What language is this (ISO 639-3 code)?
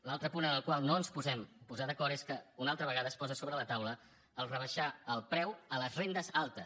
cat